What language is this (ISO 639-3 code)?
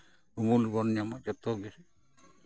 sat